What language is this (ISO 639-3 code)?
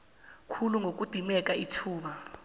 nbl